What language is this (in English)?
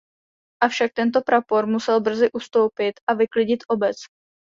Czech